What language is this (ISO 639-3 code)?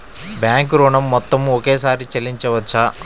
tel